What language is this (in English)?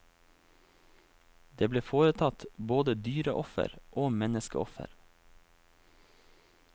Norwegian